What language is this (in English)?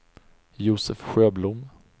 Swedish